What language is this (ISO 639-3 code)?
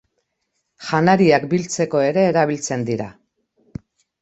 eus